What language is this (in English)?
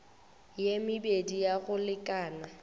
Northern Sotho